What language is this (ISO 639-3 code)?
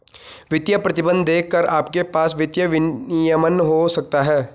hin